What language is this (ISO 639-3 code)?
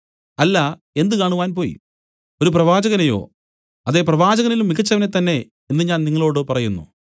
mal